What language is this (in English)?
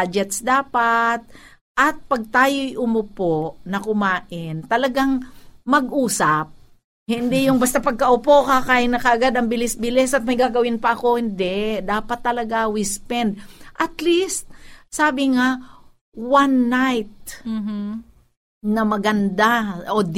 Filipino